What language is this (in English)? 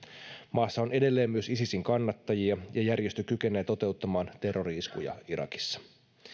Finnish